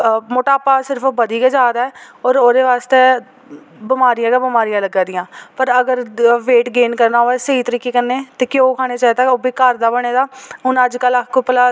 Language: Dogri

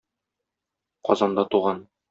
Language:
Tatar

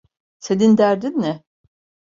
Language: Turkish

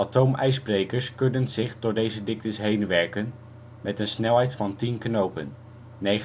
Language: Dutch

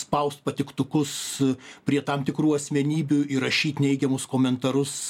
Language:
Lithuanian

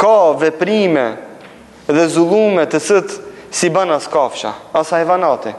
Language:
Romanian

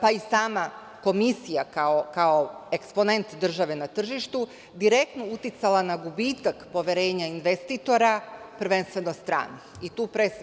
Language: Serbian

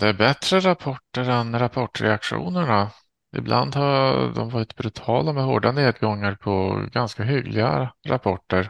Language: Swedish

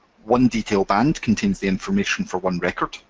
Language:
English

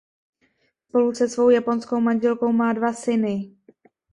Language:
Czech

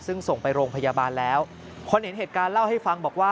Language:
Thai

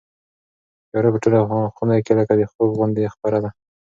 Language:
Pashto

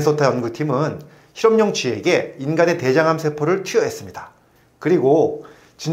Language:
Korean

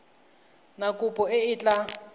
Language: Tswana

